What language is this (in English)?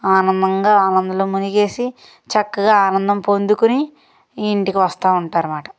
Telugu